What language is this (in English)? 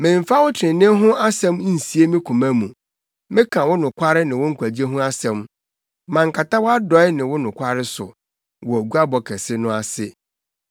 Akan